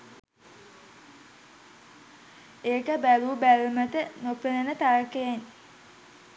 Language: Sinhala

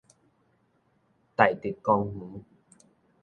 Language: Min Nan Chinese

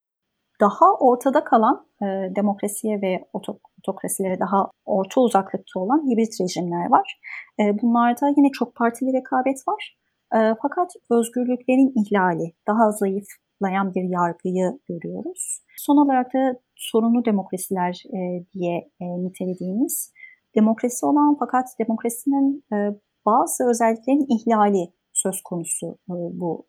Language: Turkish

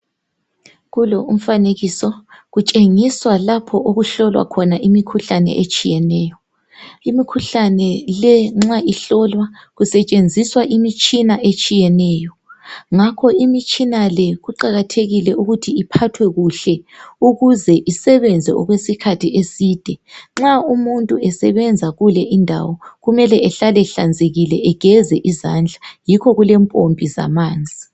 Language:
North Ndebele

